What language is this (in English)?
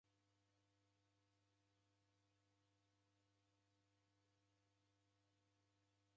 Taita